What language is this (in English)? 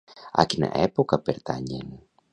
Catalan